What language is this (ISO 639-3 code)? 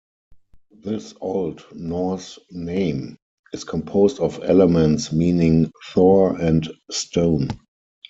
eng